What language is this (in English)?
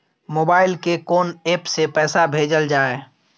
Maithili